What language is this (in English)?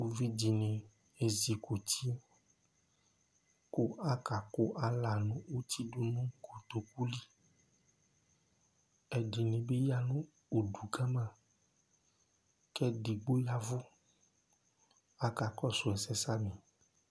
Ikposo